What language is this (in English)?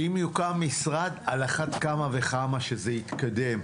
Hebrew